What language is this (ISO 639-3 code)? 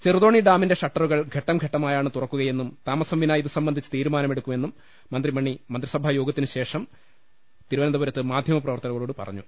mal